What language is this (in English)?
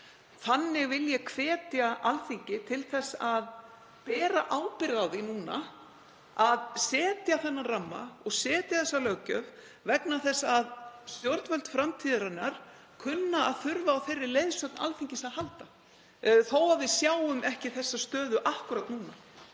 Icelandic